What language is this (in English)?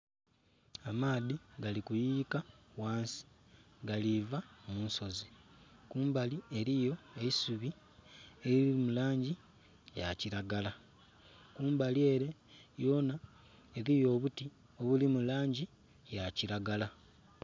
Soga